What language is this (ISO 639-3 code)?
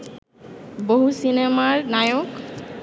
ben